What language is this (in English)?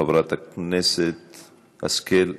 Hebrew